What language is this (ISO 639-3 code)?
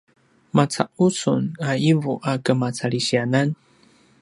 pwn